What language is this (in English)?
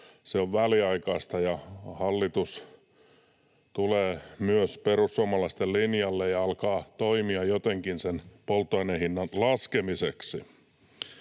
Finnish